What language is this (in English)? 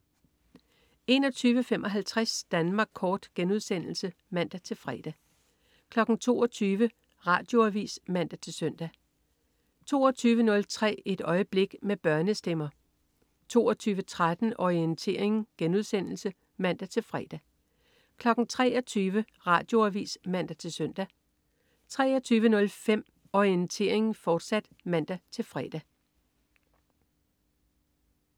Danish